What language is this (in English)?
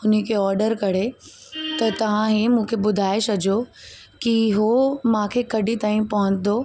Sindhi